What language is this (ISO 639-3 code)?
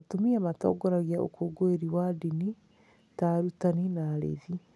kik